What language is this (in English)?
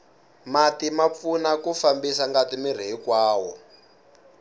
Tsonga